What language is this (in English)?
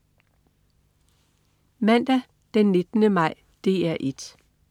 Danish